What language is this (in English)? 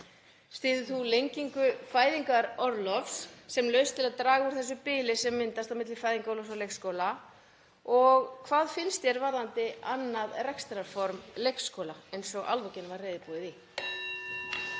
Icelandic